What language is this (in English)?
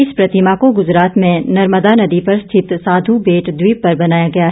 Hindi